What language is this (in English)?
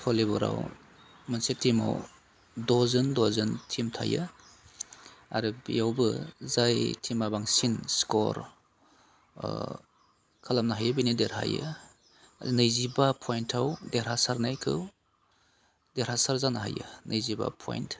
Bodo